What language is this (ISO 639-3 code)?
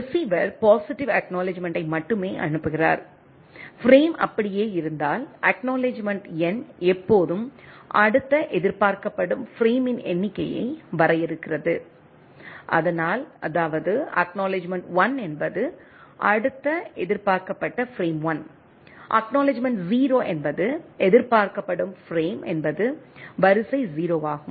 tam